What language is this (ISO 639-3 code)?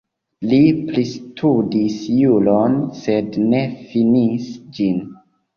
epo